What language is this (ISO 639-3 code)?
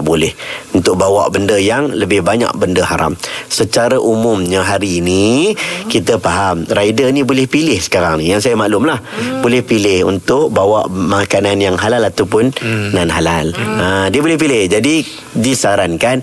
msa